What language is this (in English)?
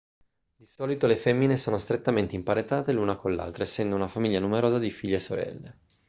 Italian